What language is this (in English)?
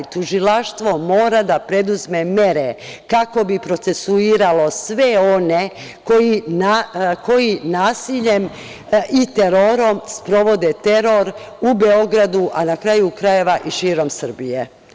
Serbian